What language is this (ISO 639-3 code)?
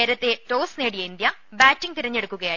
mal